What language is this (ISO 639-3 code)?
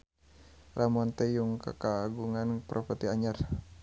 sun